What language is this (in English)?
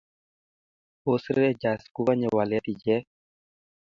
Kalenjin